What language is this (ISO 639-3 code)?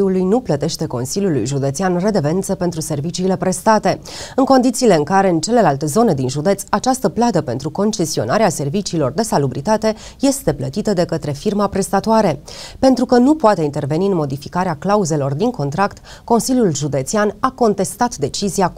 ron